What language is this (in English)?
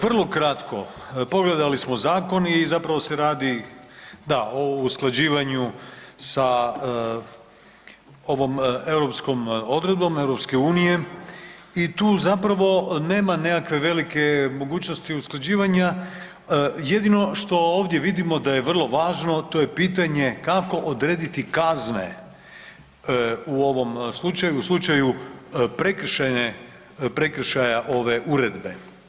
Croatian